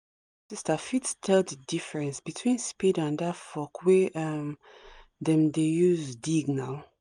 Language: Nigerian Pidgin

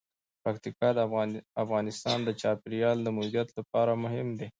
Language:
Pashto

